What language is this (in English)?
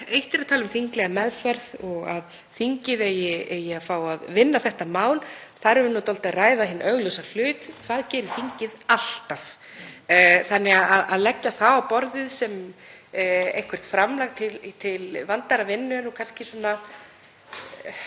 Icelandic